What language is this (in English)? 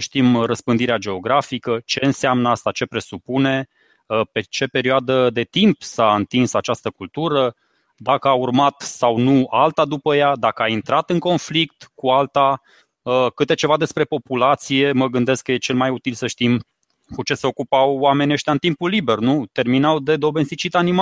Romanian